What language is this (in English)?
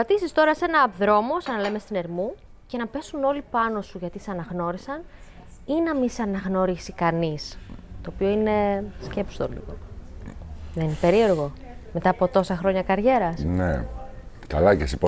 Greek